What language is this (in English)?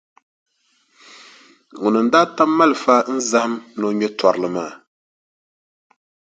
Dagbani